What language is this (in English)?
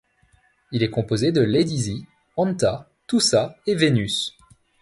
French